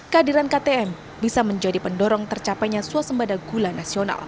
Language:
Indonesian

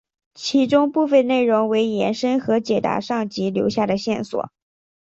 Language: Chinese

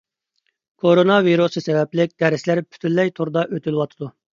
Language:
Uyghur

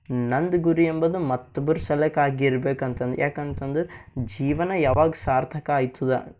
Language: Kannada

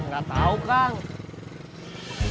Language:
Indonesian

